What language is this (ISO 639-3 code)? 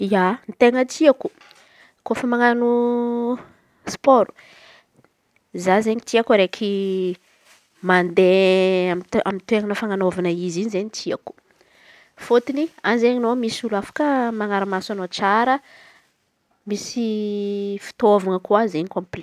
xmv